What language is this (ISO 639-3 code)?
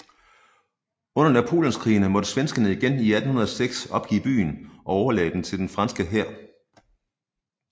dan